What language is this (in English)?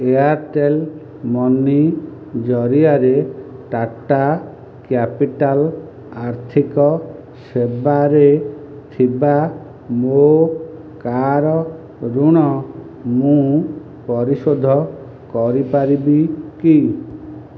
Odia